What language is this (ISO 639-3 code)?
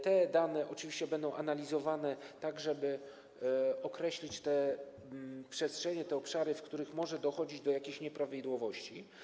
pol